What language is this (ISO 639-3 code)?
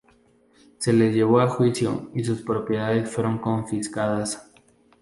spa